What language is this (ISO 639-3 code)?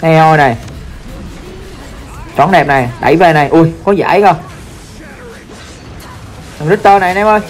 vie